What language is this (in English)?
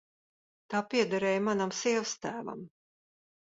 Latvian